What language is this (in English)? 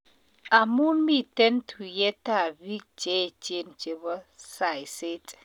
Kalenjin